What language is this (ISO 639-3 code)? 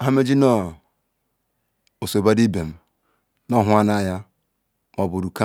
ikw